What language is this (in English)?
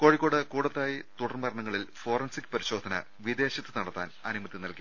Malayalam